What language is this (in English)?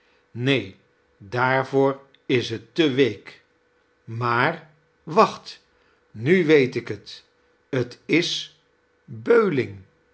Dutch